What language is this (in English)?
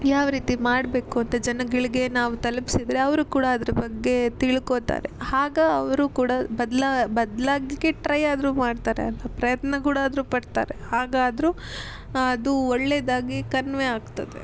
Kannada